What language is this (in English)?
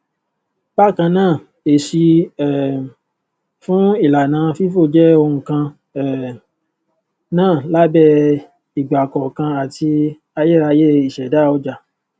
Yoruba